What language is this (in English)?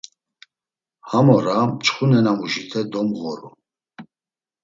Laz